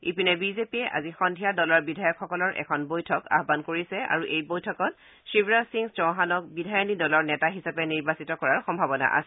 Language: Assamese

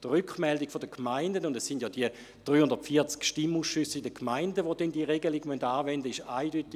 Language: Swiss German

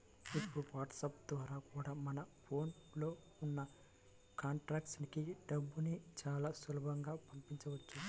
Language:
Telugu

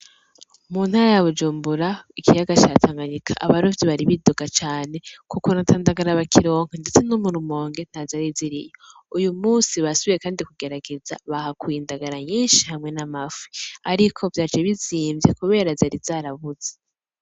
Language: Rundi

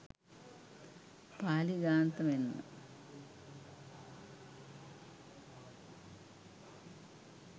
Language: Sinhala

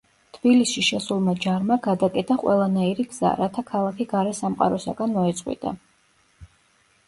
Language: Georgian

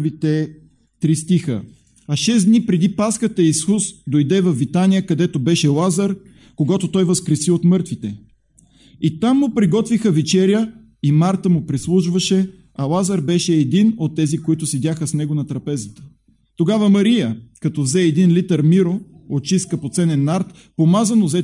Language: Bulgarian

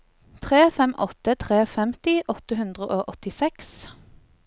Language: Norwegian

